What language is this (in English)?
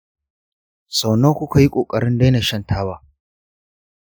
Hausa